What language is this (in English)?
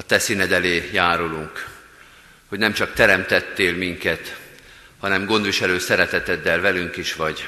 Hungarian